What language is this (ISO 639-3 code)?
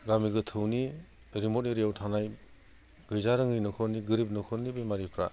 brx